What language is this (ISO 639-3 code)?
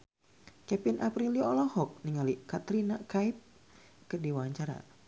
sun